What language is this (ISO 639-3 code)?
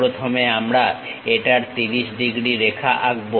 ben